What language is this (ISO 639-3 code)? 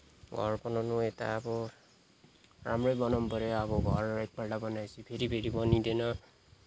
nep